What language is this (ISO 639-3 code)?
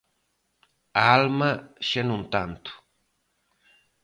glg